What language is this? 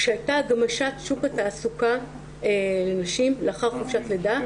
Hebrew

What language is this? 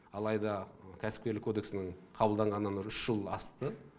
Kazakh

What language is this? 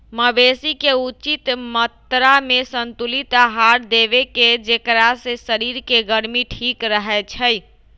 Magahi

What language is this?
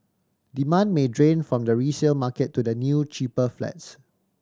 English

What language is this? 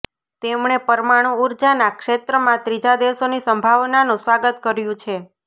Gujarati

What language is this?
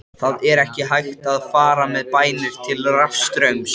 Icelandic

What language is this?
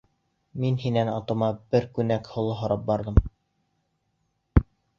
Bashkir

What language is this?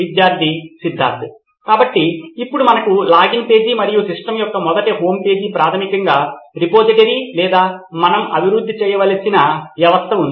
Telugu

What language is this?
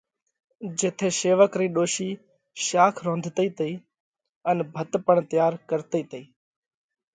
Parkari Koli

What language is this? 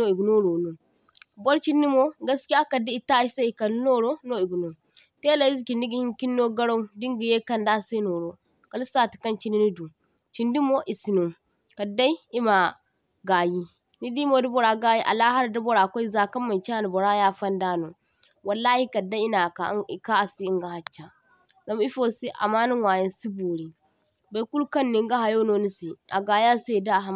Zarma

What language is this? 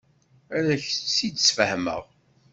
Kabyle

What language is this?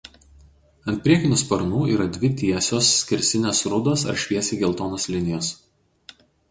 Lithuanian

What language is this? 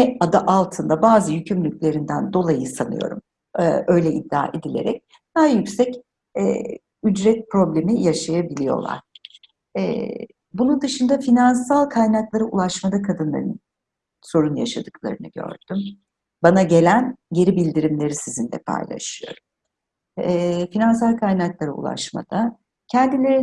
Turkish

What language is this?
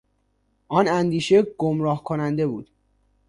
Persian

